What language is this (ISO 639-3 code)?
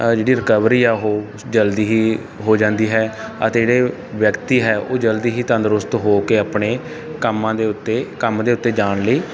pan